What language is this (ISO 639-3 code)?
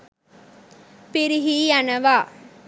sin